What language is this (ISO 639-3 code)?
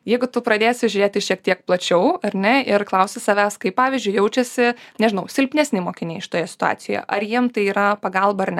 lit